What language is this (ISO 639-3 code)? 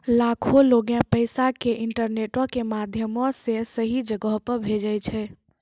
mai